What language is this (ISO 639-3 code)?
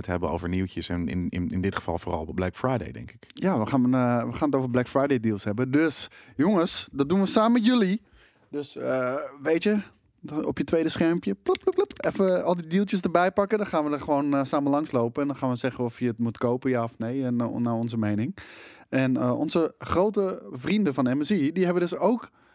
nld